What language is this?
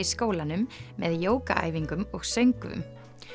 Icelandic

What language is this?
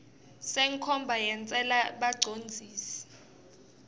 Swati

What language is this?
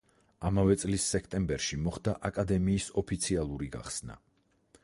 Georgian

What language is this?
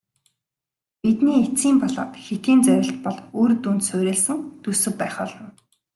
Mongolian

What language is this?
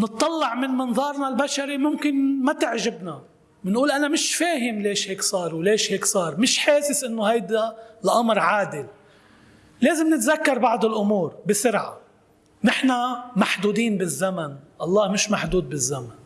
Arabic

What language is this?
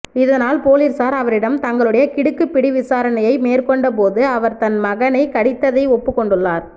Tamil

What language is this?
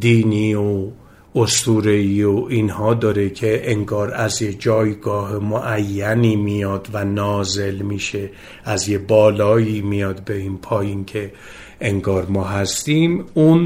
Persian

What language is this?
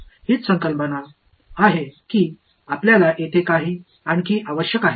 Marathi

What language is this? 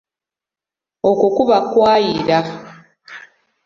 Ganda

